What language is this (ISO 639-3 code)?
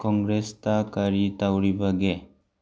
mni